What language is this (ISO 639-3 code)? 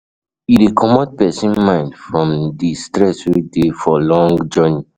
pcm